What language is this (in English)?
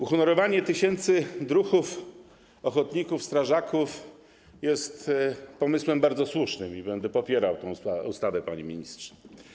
Polish